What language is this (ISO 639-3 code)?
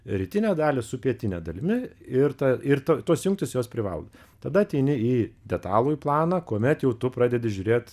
lit